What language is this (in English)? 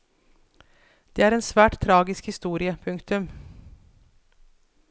Norwegian